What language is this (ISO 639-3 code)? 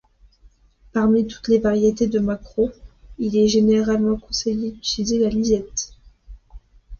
fra